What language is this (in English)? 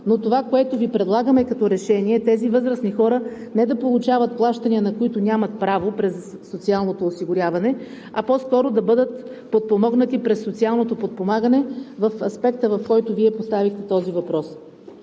Bulgarian